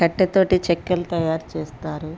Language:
Telugu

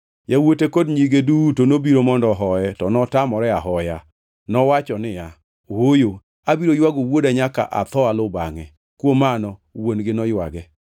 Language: Luo (Kenya and Tanzania)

